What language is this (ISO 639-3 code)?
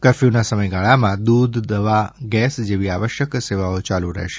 guj